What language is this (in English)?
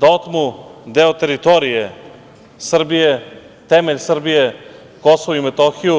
Serbian